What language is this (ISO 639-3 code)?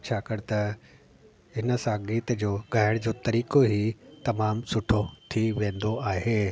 snd